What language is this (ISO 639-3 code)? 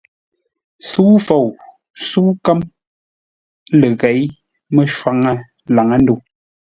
nla